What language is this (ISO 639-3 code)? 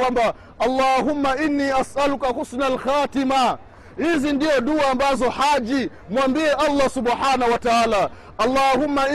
swa